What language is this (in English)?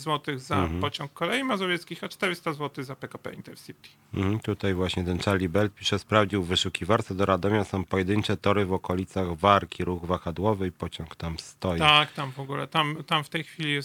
Polish